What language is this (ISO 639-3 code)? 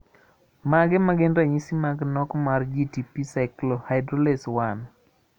luo